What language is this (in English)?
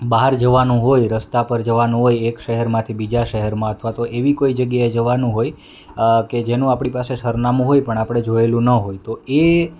Gujarati